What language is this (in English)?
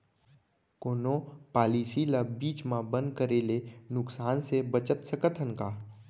Chhattisgarhi